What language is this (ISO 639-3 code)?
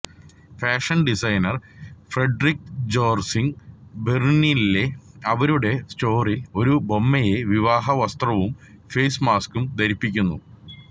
mal